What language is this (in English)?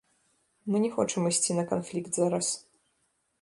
Belarusian